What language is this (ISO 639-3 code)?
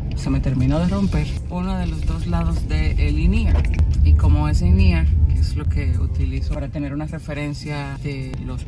spa